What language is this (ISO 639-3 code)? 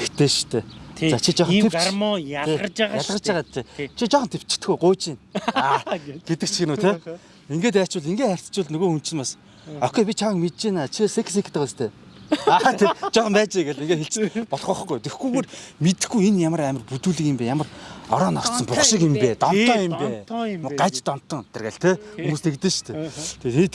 tur